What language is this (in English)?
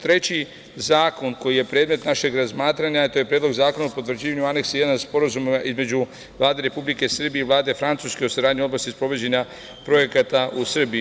Serbian